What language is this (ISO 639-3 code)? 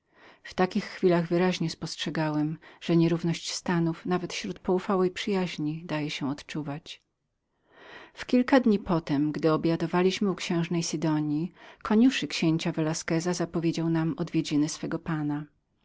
pol